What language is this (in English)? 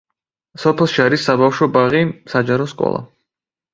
Georgian